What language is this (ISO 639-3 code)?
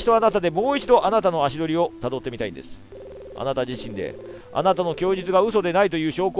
jpn